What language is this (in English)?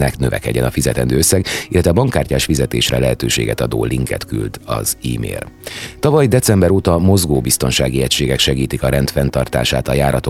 Hungarian